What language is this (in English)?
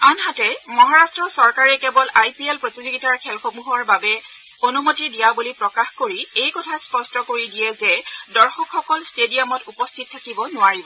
Assamese